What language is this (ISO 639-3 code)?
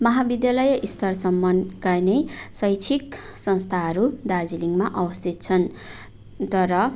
nep